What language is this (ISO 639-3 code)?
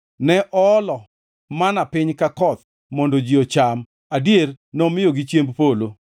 luo